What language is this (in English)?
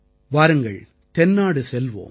Tamil